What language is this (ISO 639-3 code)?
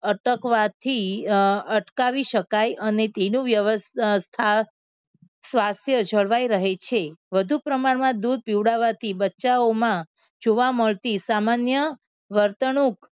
guj